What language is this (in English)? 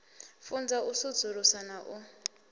Venda